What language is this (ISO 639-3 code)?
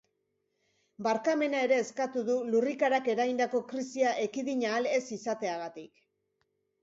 eus